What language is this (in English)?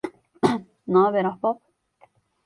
Turkish